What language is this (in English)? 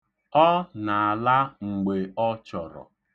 Igbo